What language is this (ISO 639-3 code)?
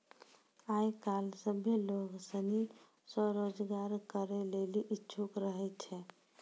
mai